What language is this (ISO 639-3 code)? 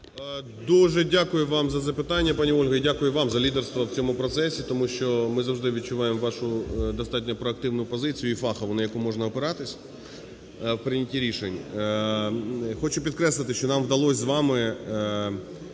ukr